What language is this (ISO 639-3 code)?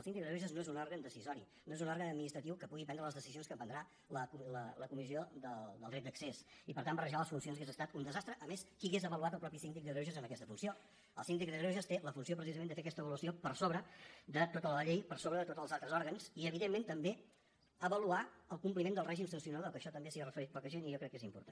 cat